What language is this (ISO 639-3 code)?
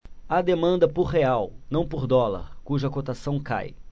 por